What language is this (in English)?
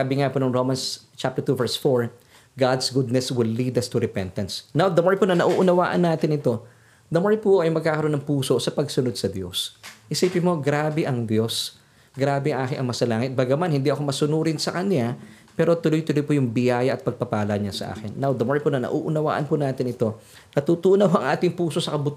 Filipino